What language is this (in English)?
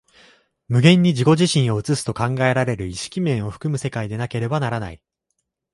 Japanese